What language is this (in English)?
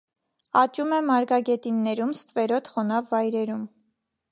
Armenian